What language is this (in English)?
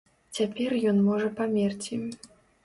Belarusian